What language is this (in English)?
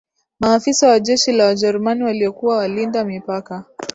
Swahili